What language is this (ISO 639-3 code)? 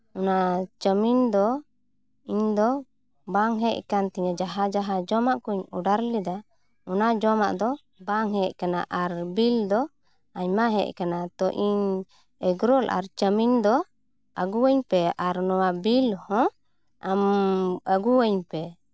sat